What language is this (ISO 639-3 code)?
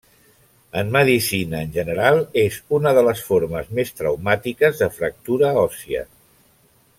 cat